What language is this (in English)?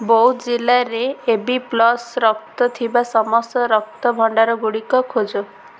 Odia